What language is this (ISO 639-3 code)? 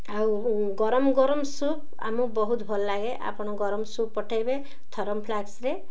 ori